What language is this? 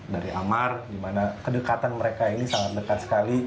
Indonesian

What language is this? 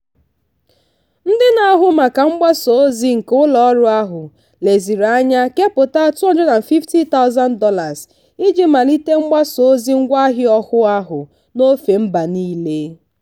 Igbo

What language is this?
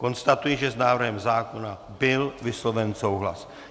Czech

